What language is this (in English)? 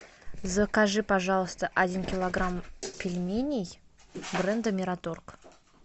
Russian